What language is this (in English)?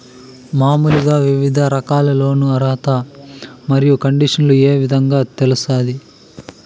Telugu